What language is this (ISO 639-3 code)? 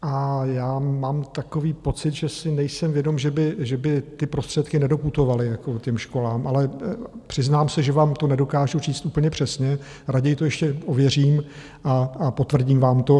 ces